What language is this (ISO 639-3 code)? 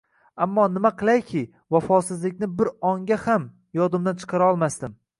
uzb